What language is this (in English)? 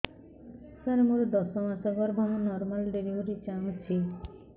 Odia